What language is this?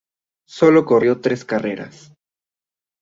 Spanish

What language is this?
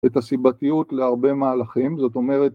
Hebrew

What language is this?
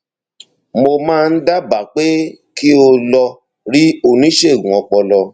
Yoruba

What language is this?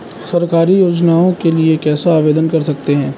Hindi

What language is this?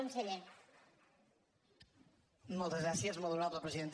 Catalan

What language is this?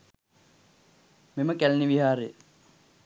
Sinhala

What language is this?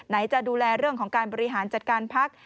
Thai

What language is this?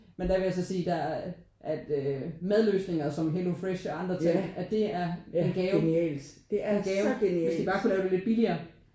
Danish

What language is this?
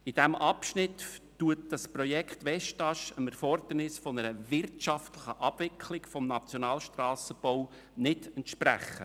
Swiss German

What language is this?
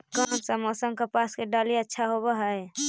Magahi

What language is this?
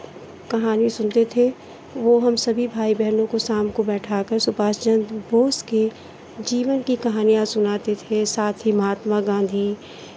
Hindi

